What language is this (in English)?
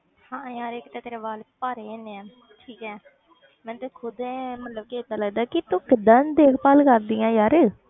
Punjabi